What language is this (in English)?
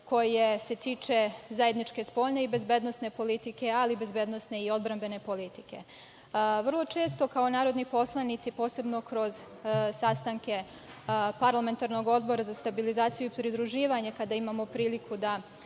Serbian